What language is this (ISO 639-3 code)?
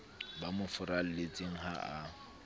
sot